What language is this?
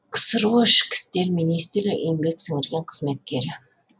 Kazakh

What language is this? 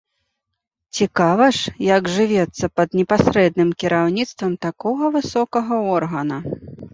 Belarusian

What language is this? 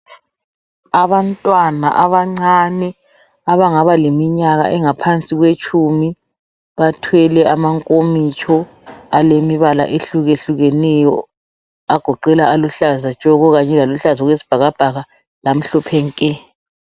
North Ndebele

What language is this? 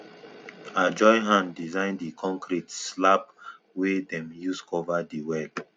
Nigerian Pidgin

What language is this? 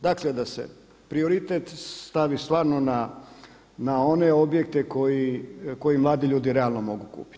Croatian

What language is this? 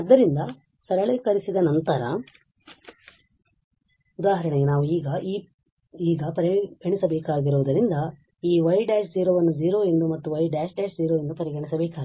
Kannada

